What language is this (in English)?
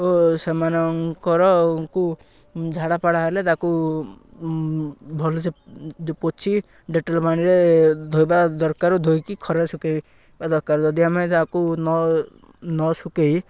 Odia